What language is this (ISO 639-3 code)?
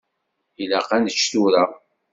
kab